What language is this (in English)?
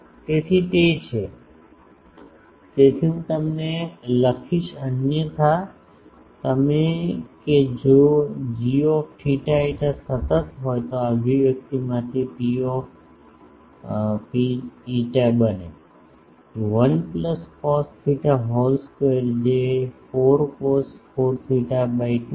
Gujarati